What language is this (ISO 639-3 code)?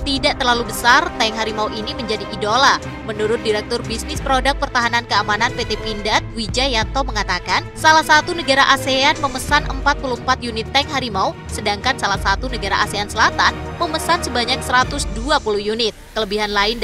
ind